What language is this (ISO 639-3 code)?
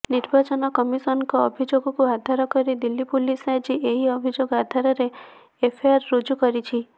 ori